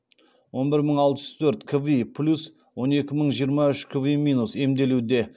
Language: Kazakh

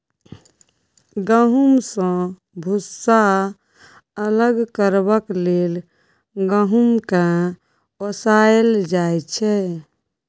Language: Maithili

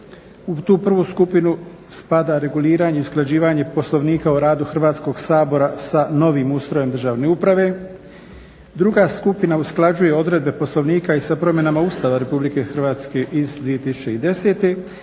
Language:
Croatian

